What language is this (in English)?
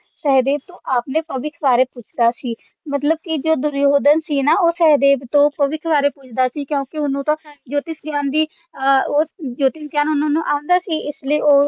Punjabi